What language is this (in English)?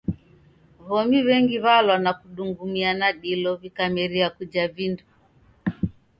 Taita